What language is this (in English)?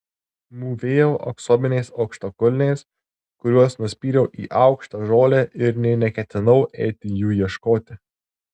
Lithuanian